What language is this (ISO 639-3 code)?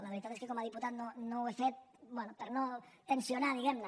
cat